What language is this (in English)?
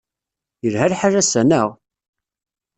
Kabyle